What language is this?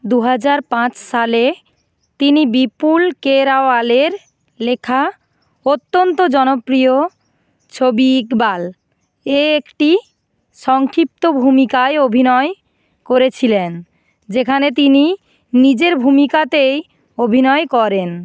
Bangla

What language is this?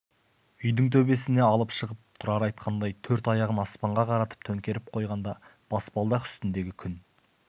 Kazakh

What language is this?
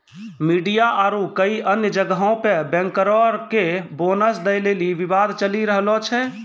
Maithili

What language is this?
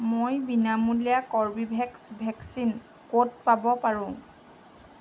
Assamese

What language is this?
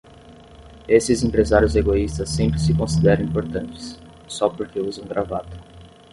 Portuguese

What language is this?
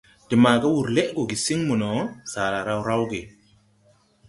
Tupuri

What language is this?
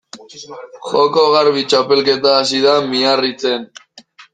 Basque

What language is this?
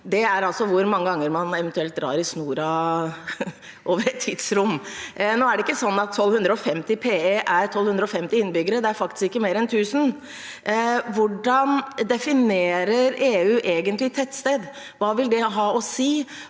Norwegian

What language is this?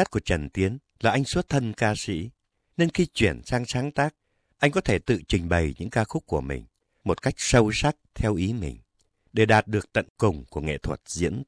Vietnamese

